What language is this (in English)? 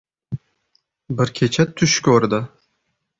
Uzbek